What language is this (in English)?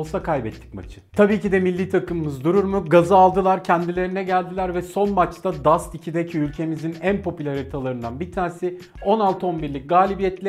Turkish